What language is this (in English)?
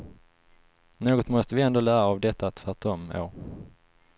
Swedish